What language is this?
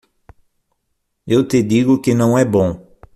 Portuguese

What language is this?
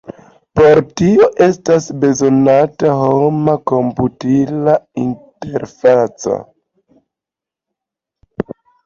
Esperanto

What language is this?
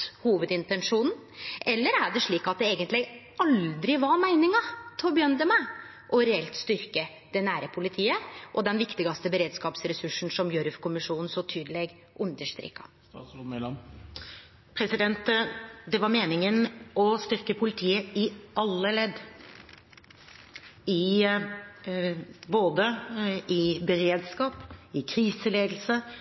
Norwegian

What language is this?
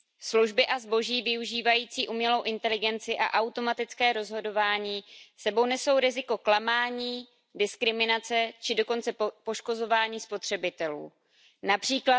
Czech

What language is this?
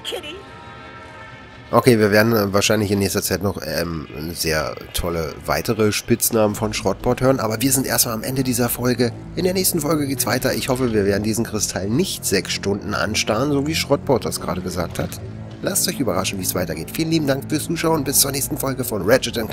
German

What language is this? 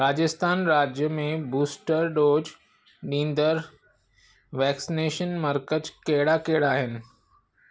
Sindhi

